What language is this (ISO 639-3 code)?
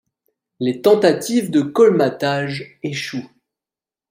fra